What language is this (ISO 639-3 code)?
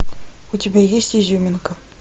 rus